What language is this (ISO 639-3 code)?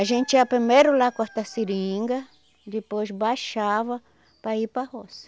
por